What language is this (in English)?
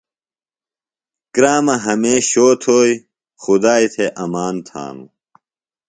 Phalura